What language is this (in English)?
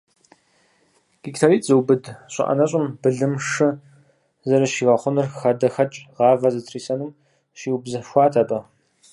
Kabardian